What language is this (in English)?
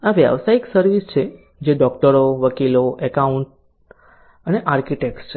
Gujarati